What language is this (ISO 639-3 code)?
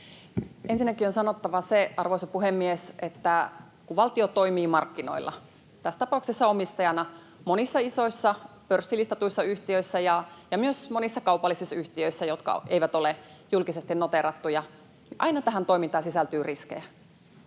fin